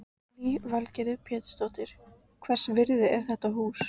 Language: Icelandic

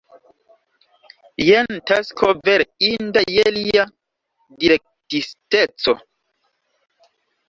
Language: Esperanto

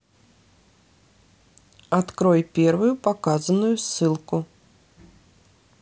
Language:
Russian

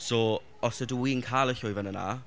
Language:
Welsh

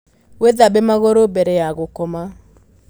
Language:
Kikuyu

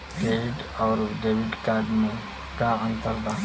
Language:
Bhojpuri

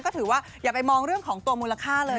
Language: Thai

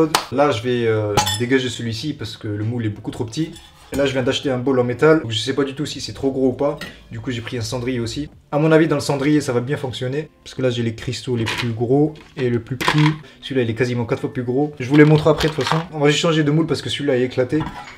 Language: French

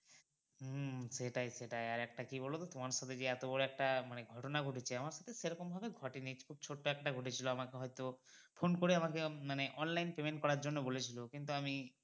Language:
Bangla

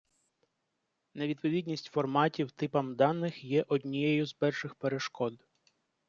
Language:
Ukrainian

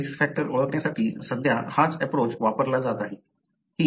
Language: Marathi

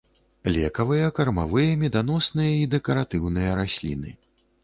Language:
Belarusian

